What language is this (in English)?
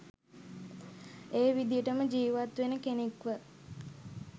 Sinhala